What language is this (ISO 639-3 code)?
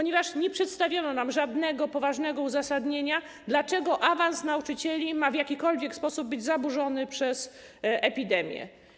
pol